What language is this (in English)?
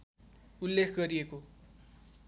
Nepali